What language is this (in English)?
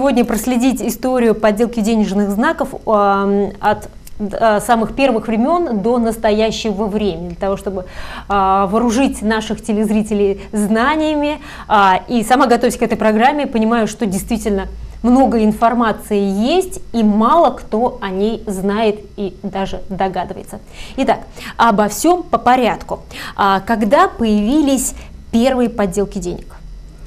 Russian